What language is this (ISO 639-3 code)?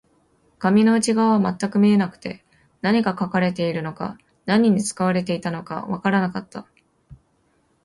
jpn